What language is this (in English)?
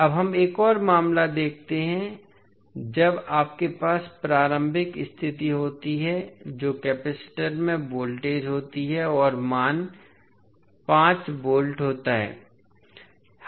Hindi